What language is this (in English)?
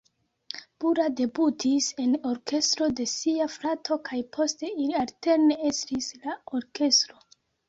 Esperanto